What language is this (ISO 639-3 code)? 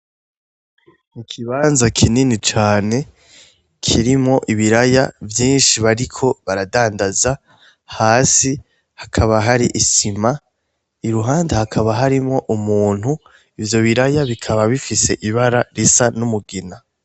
run